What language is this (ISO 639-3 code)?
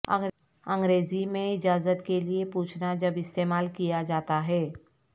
urd